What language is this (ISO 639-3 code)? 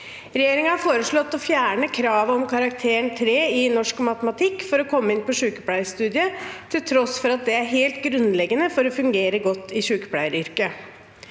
nor